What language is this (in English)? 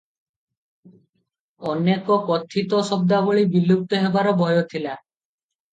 Odia